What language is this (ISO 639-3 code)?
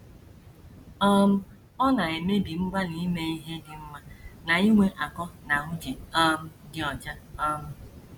ibo